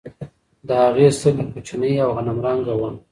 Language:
Pashto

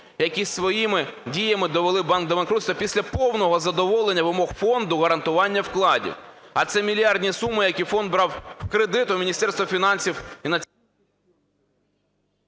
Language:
Ukrainian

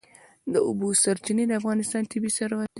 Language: Pashto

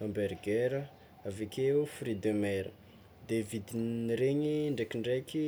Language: Tsimihety Malagasy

